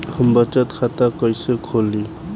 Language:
Bhojpuri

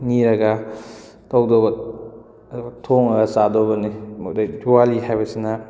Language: Manipuri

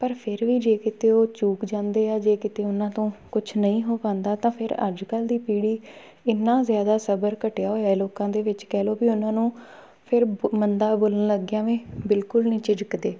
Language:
Punjabi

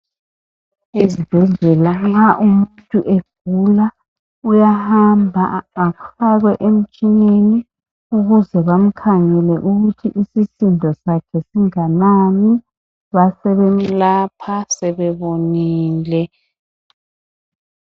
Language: North Ndebele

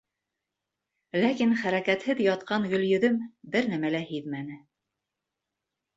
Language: Bashkir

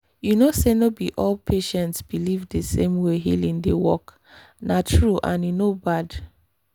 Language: Nigerian Pidgin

